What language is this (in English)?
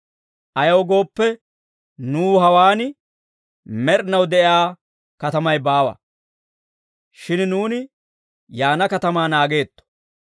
Dawro